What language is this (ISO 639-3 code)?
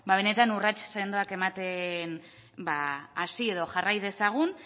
eus